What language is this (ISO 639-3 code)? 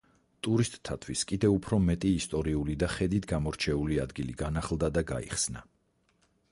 kat